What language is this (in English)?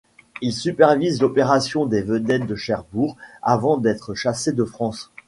French